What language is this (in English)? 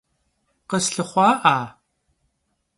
Kabardian